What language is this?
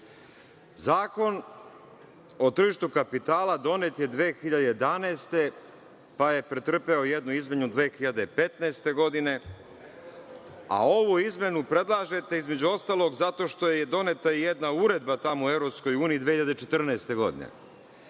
Serbian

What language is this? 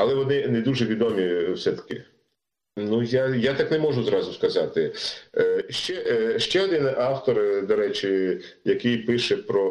Ukrainian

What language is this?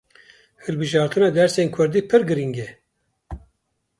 Kurdish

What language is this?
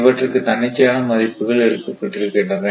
Tamil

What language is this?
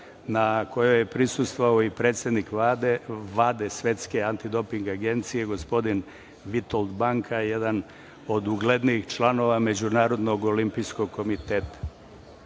Serbian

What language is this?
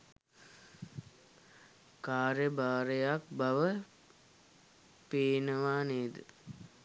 Sinhala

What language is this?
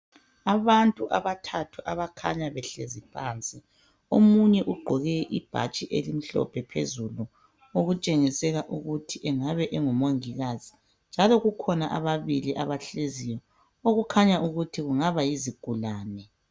North Ndebele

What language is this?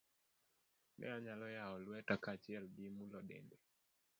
Luo (Kenya and Tanzania)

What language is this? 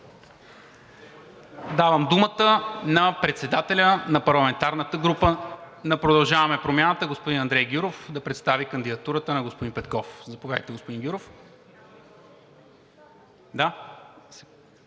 Bulgarian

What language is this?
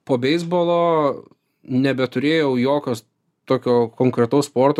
Lithuanian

